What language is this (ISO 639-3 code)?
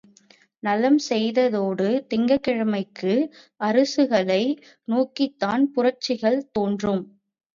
tam